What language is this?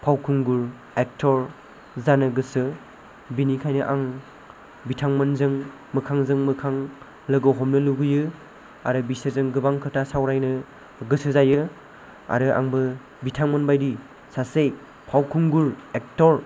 Bodo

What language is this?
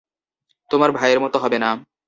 Bangla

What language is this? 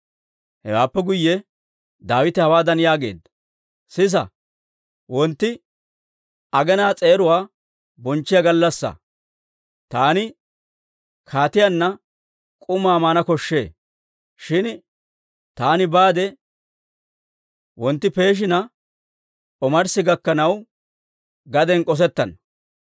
Dawro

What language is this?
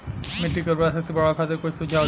Bhojpuri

